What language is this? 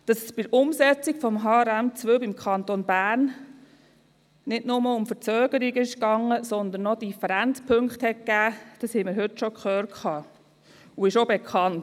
Swiss German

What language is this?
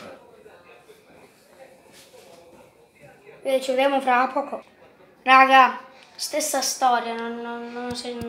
Italian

